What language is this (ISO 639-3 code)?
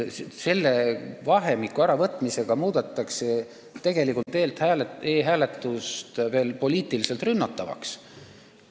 est